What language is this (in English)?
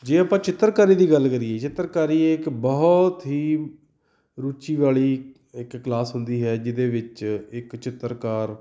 Punjabi